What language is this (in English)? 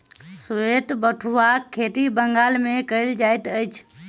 Maithili